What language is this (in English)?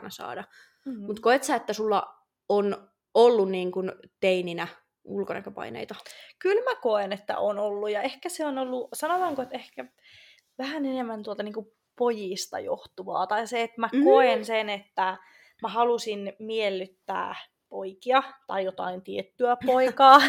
Finnish